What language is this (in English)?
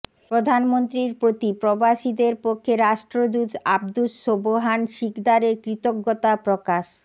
Bangla